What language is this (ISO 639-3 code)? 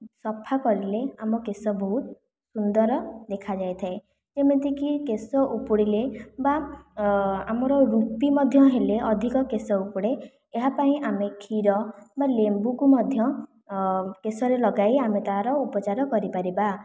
ori